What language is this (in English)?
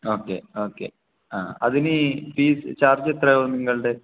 Malayalam